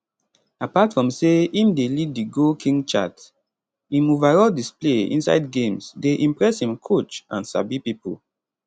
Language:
Nigerian Pidgin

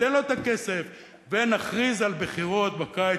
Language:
Hebrew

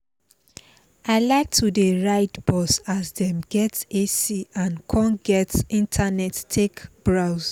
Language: Nigerian Pidgin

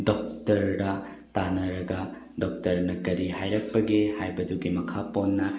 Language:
Manipuri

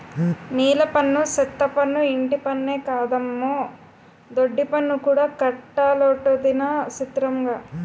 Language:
Telugu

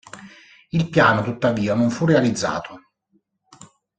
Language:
Italian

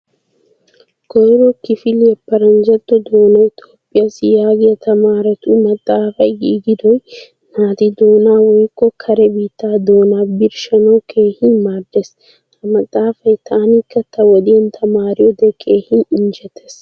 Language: Wolaytta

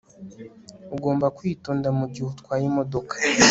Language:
Kinyarwanda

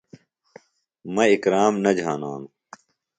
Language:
Phalura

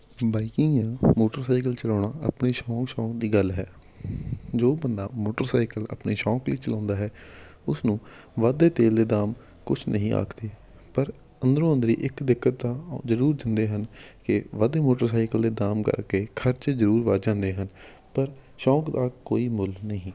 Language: Punjabi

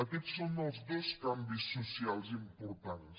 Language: Catalan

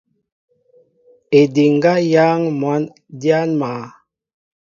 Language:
Mbo (Cameroon)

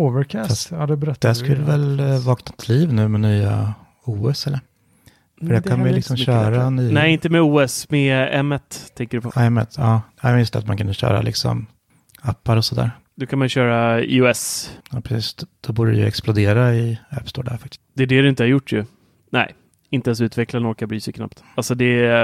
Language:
Swedish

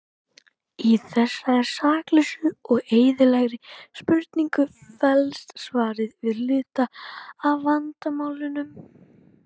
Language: Icelandic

